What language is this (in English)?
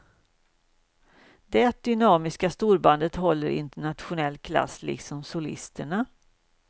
Swedish